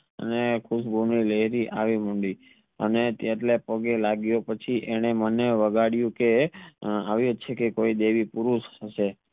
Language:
Gujarati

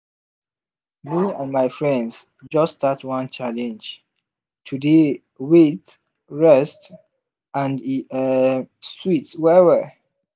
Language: Nigerian Pidgin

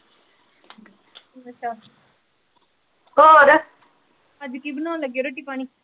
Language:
Punjabi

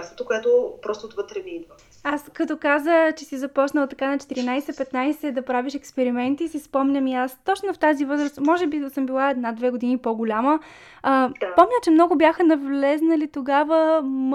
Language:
Bulgarian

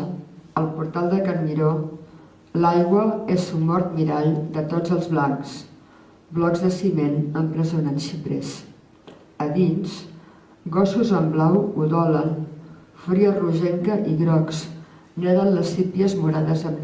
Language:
Catalan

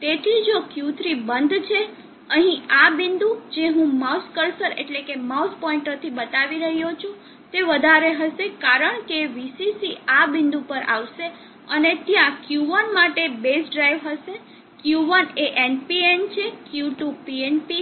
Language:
Gujarati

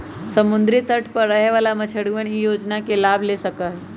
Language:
Magahi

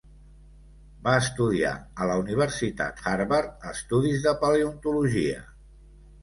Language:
Catalan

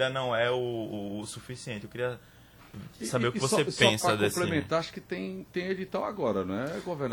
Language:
Portuguese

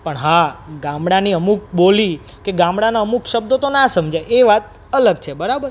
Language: Gujarati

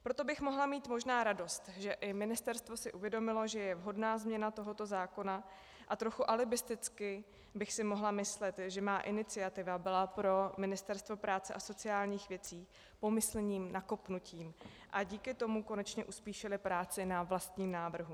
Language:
Czech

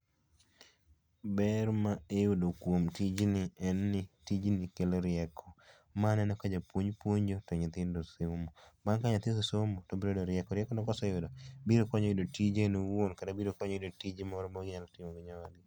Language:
Luo (Kenya and Tanzania)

